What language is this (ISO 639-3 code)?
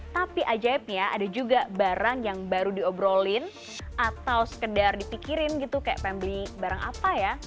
ind